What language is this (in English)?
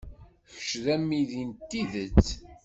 Kabyle